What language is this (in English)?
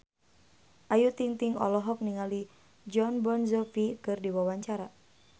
Sundanese